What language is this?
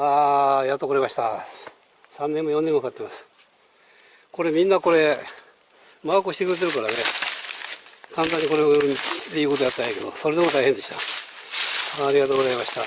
Japanese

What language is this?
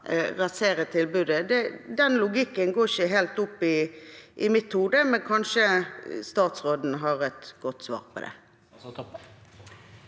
Norwegian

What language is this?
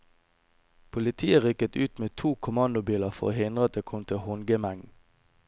Norwegian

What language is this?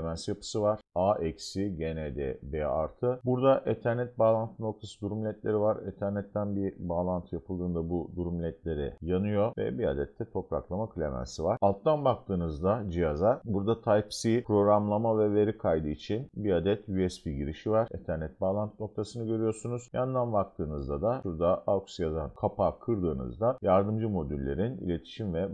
Turkish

